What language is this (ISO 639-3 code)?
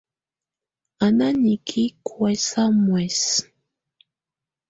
tvu